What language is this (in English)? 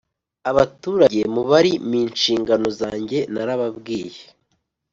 Kinyarwanda